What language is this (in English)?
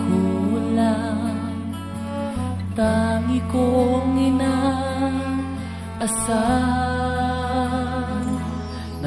Filipino